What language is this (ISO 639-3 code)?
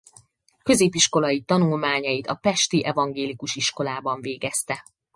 hun